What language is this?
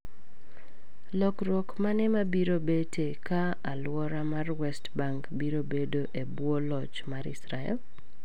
Luo (Kenya and Tanzania)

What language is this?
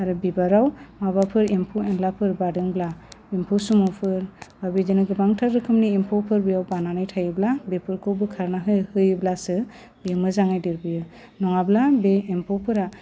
Bodo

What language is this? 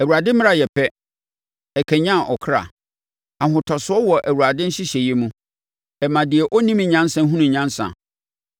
Akan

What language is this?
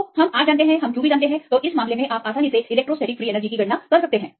Hindi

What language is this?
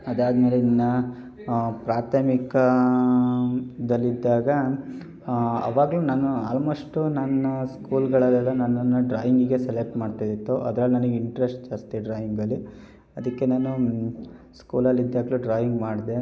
Kannada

